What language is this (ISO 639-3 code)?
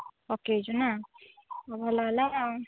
ori